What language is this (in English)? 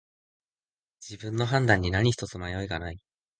Japanese